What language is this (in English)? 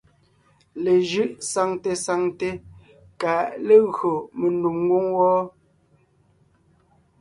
Ngiemboon